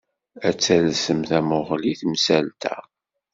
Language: Kabyle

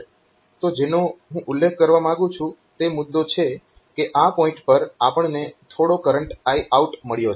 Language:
Gujarati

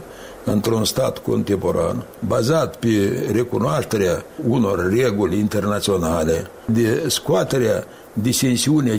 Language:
Romanian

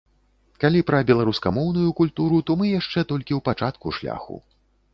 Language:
Belarusian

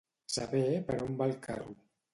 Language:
Catalan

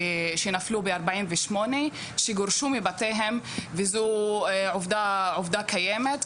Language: Hebrew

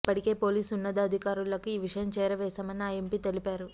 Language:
Telugu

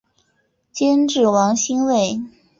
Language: Chinese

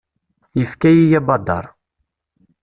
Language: Kabyle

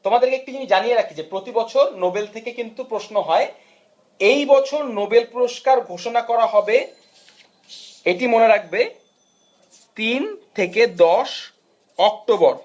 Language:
Bangla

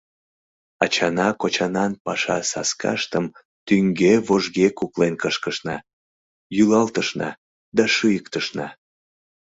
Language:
Mari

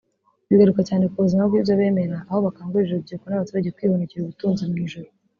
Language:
Kinyarwanda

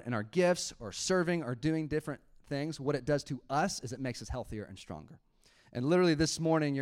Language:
English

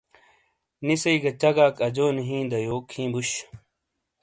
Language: Shina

